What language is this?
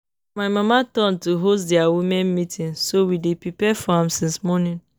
Nigerian Pidgin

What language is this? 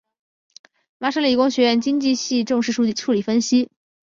Chinese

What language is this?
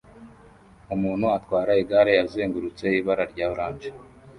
Kinyarwanda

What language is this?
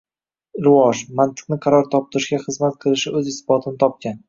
Uzbek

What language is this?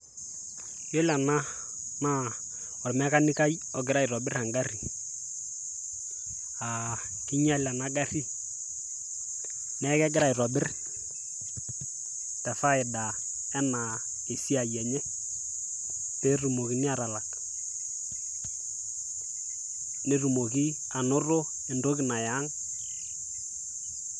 Masai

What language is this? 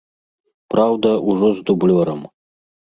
Belarusian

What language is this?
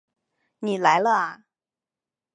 Chinese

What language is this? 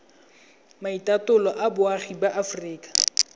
Tswana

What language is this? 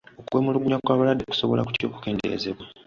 Ganda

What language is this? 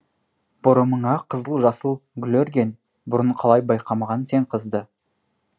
Kazakh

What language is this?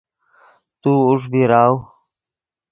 Yidgha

